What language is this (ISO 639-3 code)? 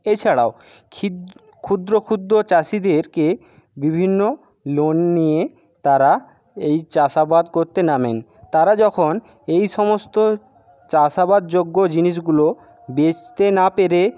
ben